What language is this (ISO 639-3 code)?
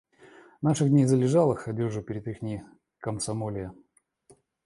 rus